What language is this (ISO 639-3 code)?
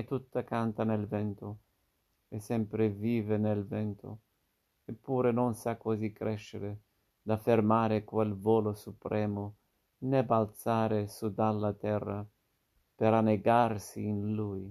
ita